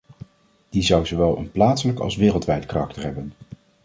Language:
Dutch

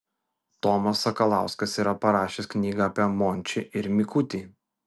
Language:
Lithuanian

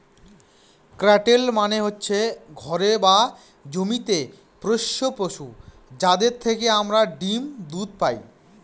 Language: Bangla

